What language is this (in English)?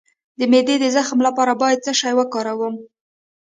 Pashto